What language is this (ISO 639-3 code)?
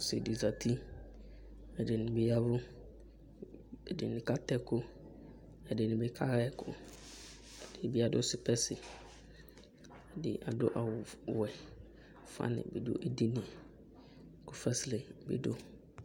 kpo